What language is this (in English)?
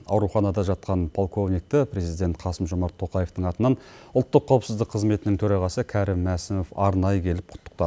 Kazakh